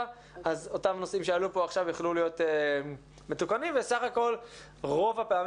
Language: Hebrew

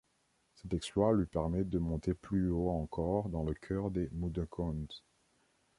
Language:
French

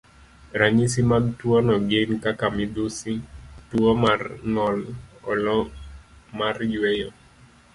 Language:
Luo (Kenya and Tanzania)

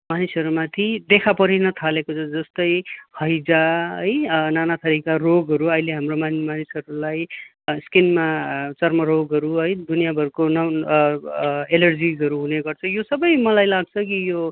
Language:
Nepali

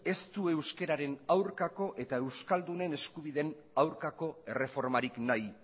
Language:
Basque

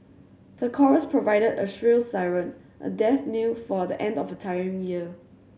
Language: English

